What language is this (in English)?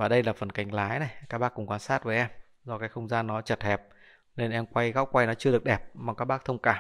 Vietnamese